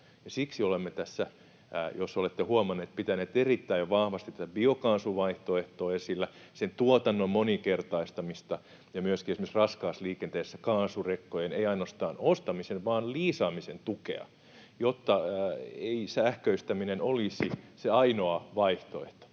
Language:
Finnish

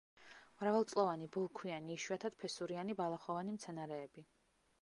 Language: Georgian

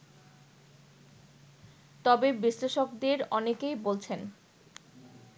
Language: Bangla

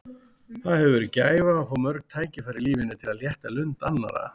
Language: Icelandic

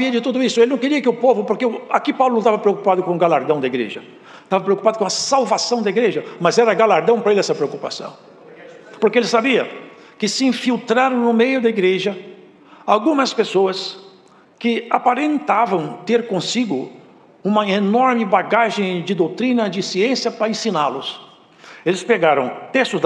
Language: Portuguese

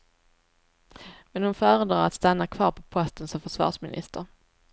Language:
Swedish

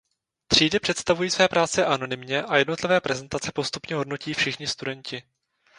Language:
Czech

